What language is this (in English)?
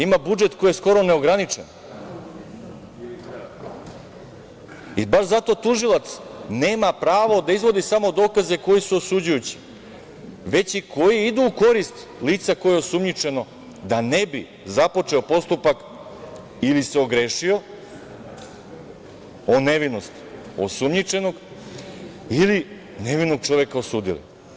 Serbian